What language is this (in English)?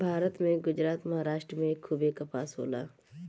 Bhojpuri